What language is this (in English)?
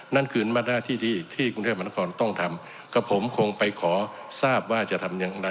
Thai